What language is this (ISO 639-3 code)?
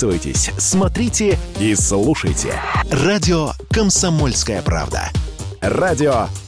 rus